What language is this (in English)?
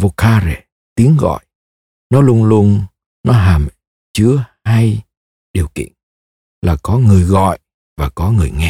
Vietnamese